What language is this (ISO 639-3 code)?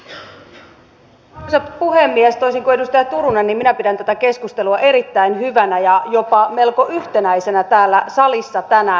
fin